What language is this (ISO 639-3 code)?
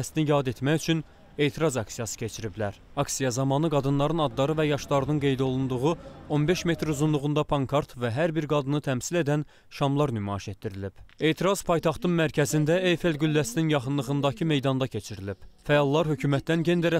tur